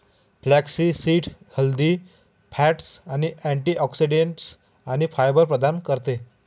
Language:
Marathi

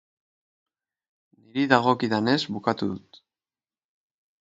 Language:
Basque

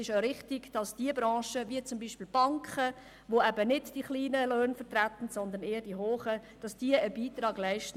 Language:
Swiss German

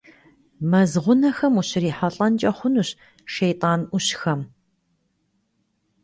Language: Kabardian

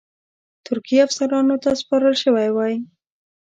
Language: Pashto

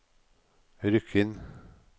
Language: Norwegian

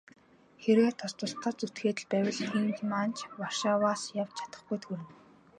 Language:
Mongolian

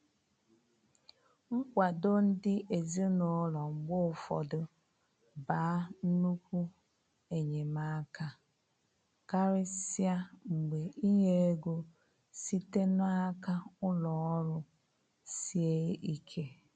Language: Igbo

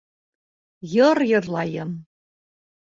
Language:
Bashkir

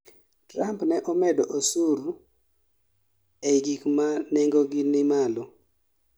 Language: Luo (Kenya and Tanzania)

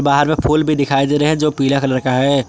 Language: Hindi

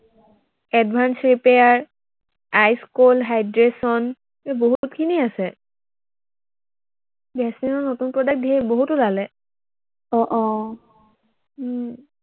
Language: Assamese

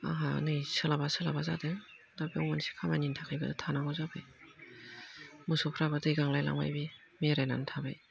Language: Bodo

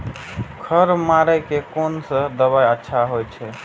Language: Maithili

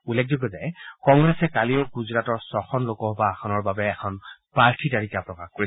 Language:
Assamese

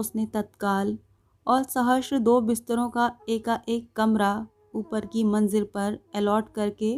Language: Hindi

